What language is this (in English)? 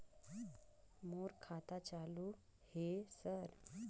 Chhattisgarhi